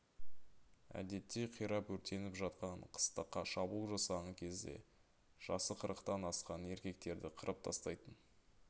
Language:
Kazakh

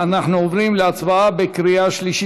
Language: Hebrew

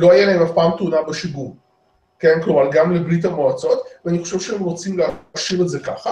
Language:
Hebrew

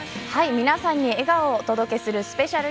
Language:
Japanese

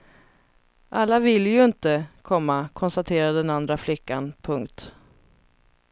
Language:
Swedish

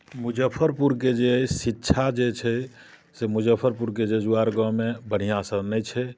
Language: Maithili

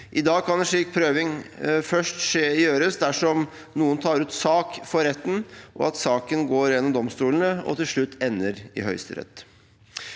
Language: Norwegian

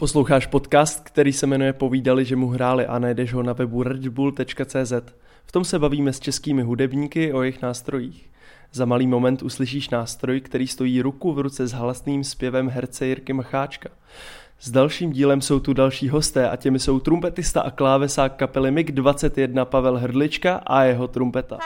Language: Czech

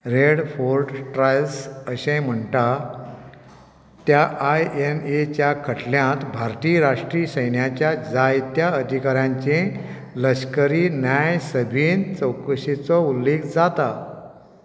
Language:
Konkani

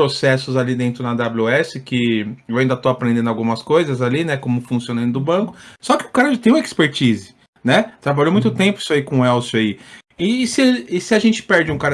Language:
Portuguese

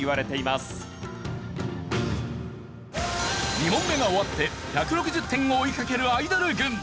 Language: Japanese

